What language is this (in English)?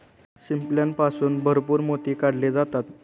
Marathi